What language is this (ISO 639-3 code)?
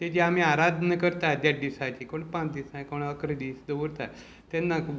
kok